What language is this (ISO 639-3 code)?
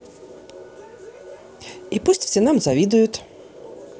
rus